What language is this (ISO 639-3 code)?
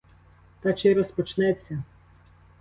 ukr